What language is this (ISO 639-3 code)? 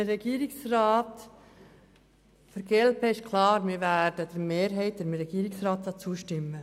gsw